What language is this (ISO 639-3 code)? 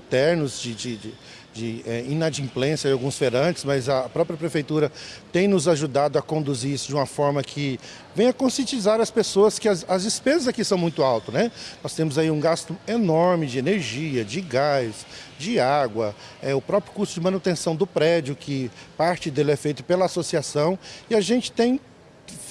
por